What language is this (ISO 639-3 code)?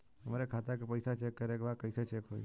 bho